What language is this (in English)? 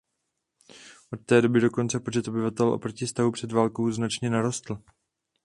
Czech